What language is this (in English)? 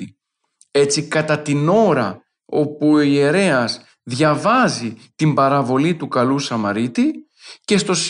Greek